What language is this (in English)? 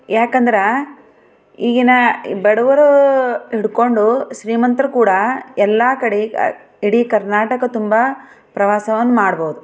Kannada